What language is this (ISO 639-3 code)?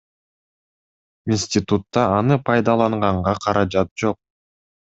kir